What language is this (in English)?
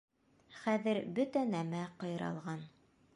Bashkir